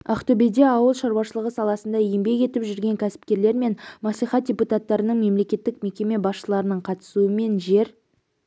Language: Kazakh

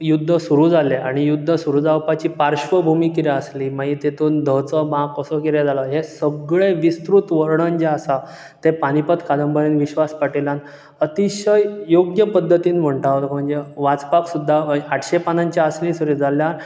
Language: Konkani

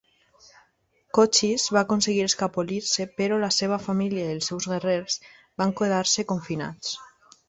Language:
Catalan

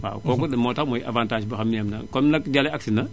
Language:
Wolof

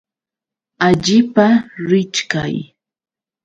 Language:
Yauyos Quechua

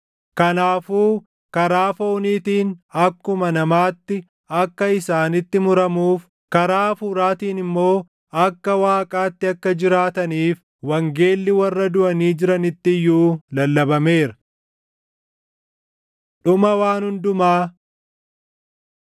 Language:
Oromo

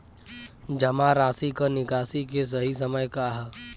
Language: Bhojpuri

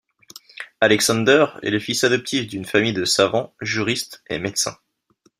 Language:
French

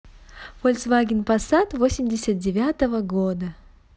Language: Russian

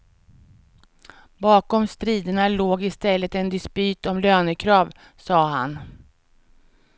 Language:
Swedish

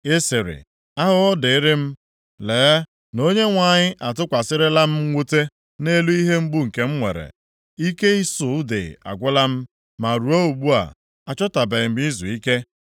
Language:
Igbo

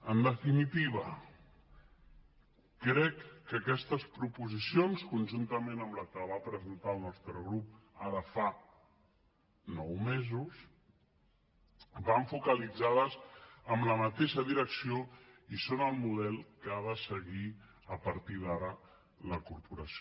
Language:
Catalan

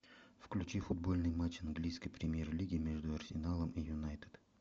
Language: Russian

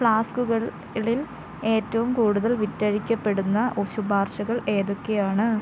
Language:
Malayalam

